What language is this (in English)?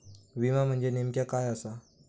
Marathi